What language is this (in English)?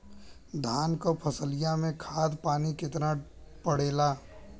Bhojpuri